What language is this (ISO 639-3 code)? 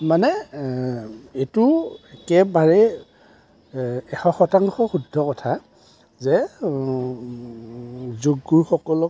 asm